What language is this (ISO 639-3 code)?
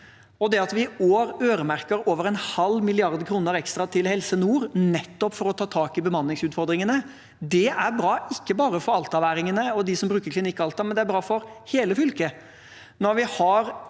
nor